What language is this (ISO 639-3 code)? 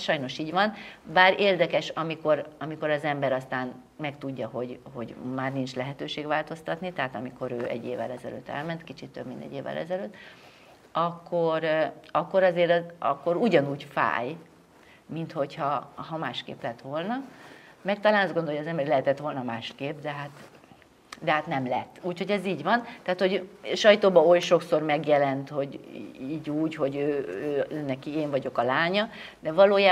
hun